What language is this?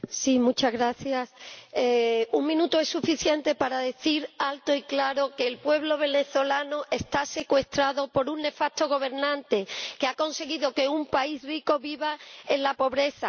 Spanish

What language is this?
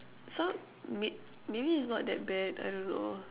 English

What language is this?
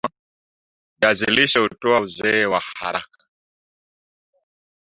Swahili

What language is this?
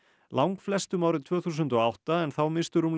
Icelandic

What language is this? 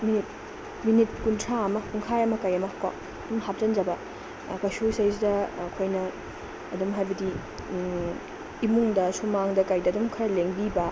Manipuri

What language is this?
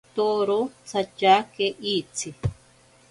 Ashéninka Perené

